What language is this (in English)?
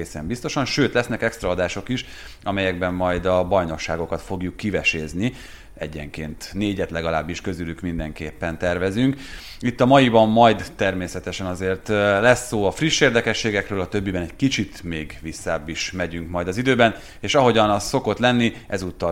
Hungarian